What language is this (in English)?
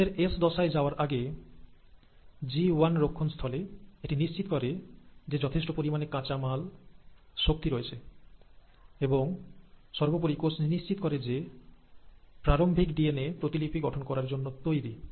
Bangla